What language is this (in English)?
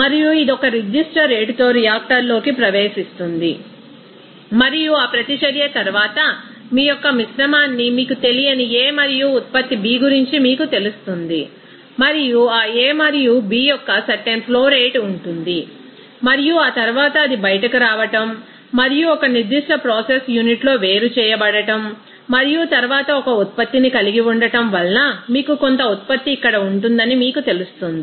Telugu